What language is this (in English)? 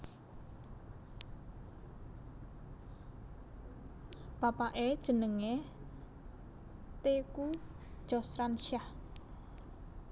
Javanese